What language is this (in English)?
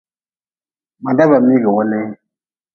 Nawdm